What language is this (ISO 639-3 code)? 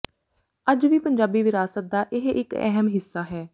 pan